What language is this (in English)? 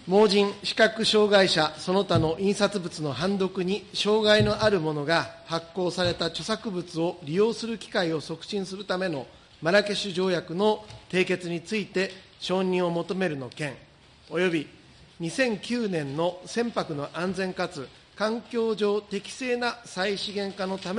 Japanese